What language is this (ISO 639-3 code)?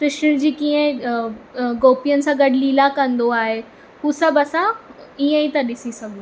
snd